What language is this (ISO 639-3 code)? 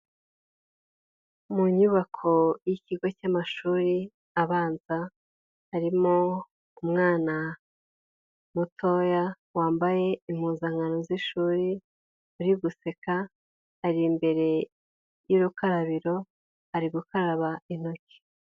kin